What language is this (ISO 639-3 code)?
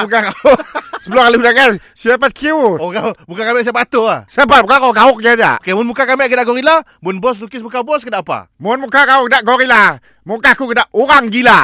msa